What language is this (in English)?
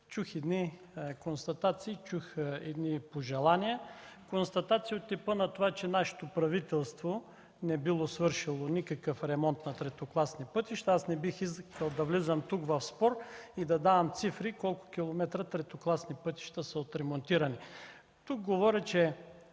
Bulgarian